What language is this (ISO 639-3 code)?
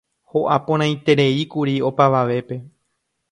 grn